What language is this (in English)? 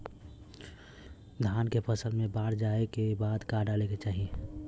Bhojpuri